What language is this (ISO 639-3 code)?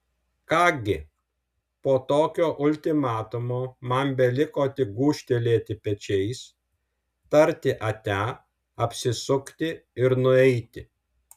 lit